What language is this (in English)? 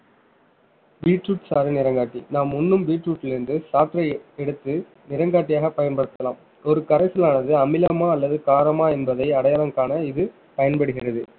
Tamil